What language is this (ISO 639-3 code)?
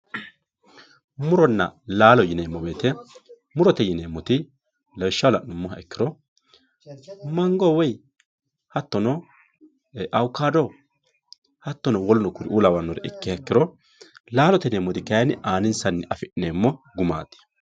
sid